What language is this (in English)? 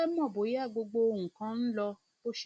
Yoruba